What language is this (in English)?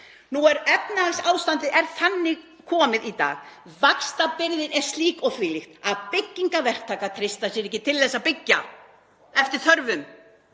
Icelandic